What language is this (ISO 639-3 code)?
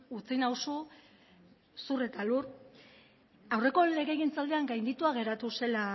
eus